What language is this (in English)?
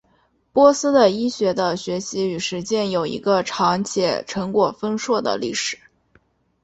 Chinese